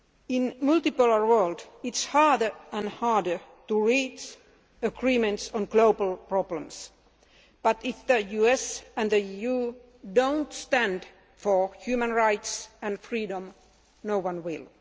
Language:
English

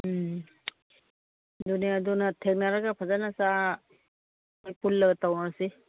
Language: Manipuri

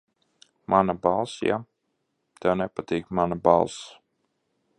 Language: Latvian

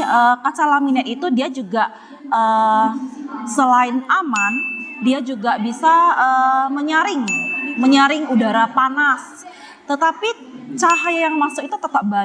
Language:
Indonesian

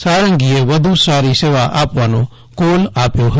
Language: Gujarati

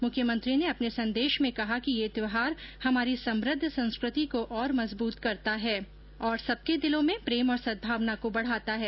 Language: Hindi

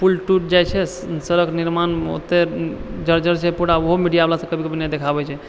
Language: Maithili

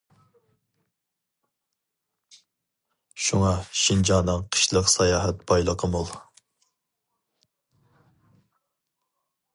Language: Uyghur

